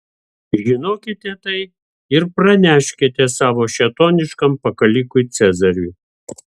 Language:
Lithuanian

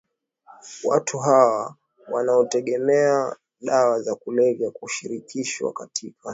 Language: Swahili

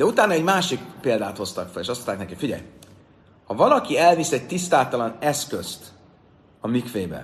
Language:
Hungarian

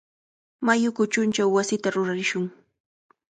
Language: Cajatambo North Lima Quechua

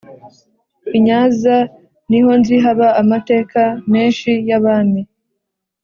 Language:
Kinyarwanda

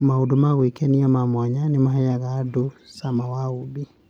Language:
Kikuyu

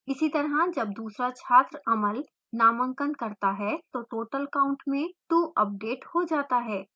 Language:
Hindi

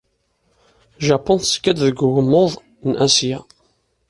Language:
Kabyle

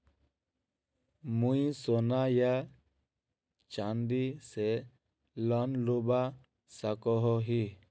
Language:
Magahi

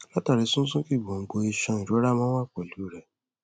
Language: Yoruba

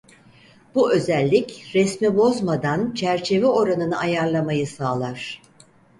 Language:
Turkish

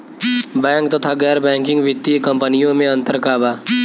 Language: Bhojpuri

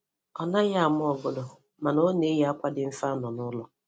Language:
Igbo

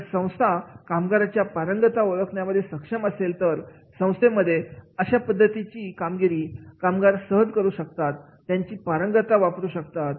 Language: Marathi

